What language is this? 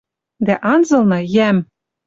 Western Mari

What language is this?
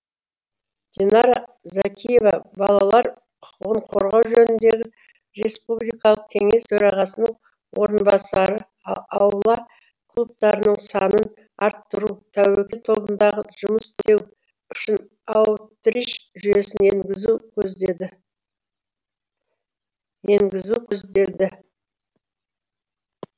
Kazakh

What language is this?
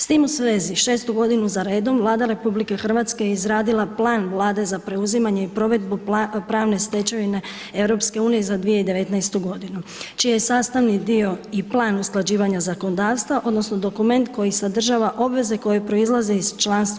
Croatian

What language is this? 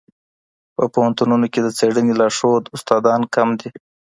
Pashto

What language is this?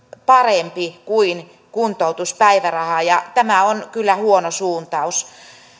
Finnish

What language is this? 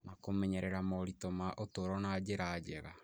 Kikuyu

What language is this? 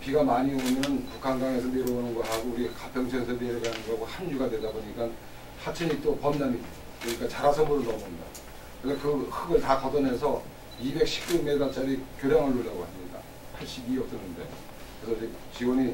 Korean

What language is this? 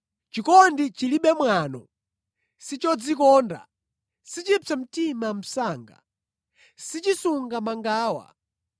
Nyanja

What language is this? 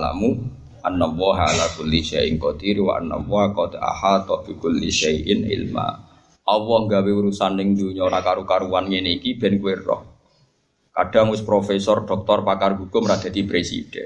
Indonesian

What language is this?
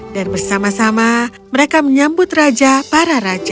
Indonesian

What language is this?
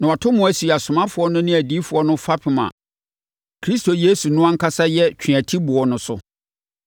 Akan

